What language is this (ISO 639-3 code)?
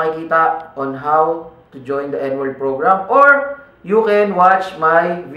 fil